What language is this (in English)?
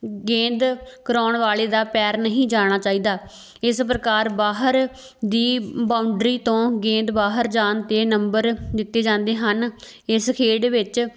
Punjabi